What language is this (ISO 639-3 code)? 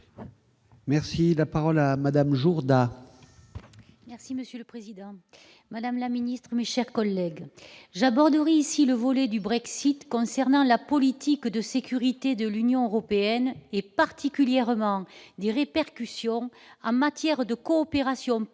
fra